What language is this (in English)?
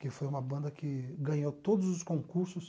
Portuguese